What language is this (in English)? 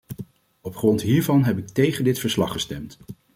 Dutch